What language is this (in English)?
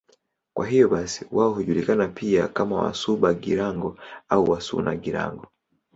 Swahili